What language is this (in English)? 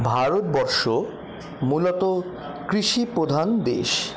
Bangla